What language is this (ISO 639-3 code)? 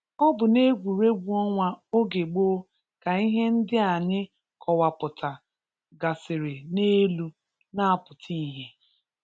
ibo